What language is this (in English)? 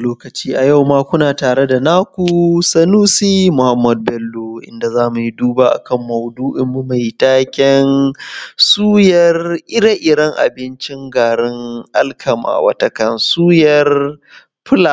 Hausa